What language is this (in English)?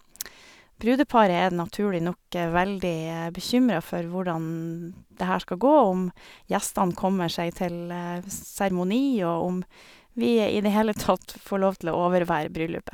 Norwegian